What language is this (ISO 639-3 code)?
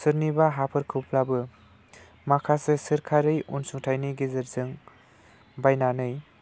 brx